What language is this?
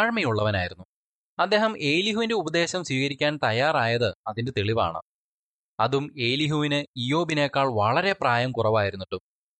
Malayalam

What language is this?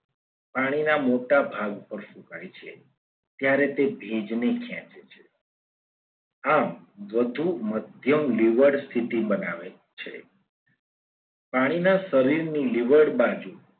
Gujarati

